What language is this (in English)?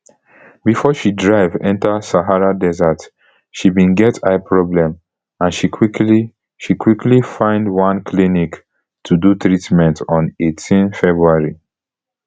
Nigerian Pidgin